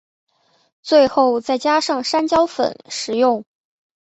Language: Chinese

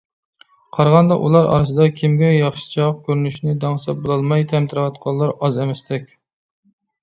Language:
Uyghur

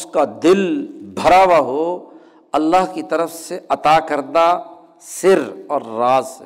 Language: Urdu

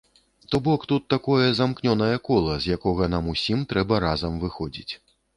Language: Belarusian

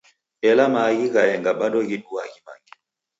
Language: Taita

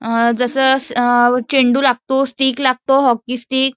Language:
Marathi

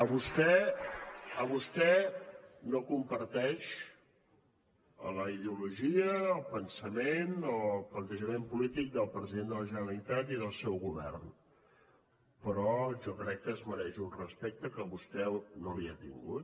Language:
Catalan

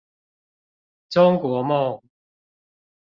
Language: Chinese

